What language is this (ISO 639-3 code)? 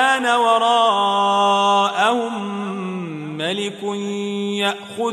ara